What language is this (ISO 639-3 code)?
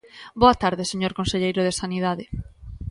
glg